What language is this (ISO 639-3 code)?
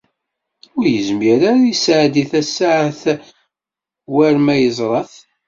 kab